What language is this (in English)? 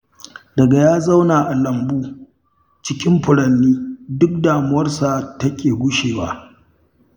Hausa